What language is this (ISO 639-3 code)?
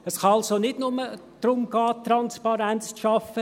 gsw